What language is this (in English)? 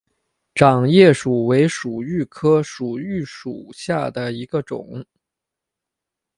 Chinese